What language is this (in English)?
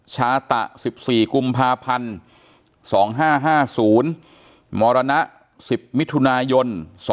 Thai